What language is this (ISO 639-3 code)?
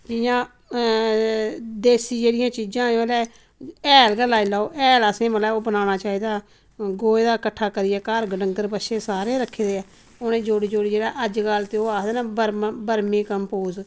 doi